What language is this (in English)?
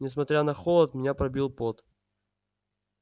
Russian